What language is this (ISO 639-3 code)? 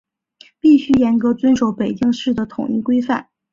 zho